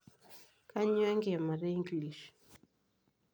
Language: Masai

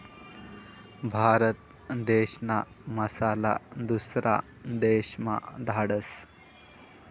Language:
Marathi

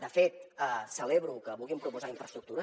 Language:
Catalan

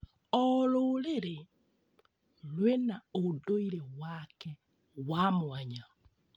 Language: Kikuyu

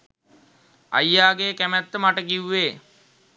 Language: Sinhala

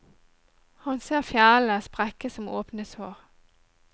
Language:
Norwegian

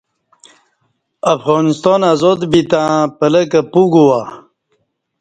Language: Kati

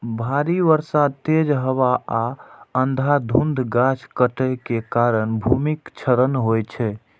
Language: Maithili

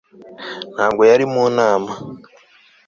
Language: Kinyarwanda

